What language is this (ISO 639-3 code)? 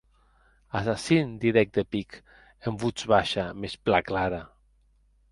oci